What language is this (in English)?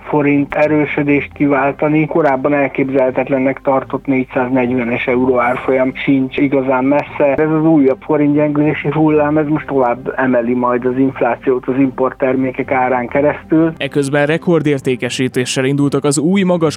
Hungarian